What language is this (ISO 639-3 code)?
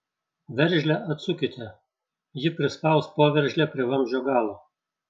lit